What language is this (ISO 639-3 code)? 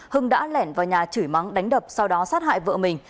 vie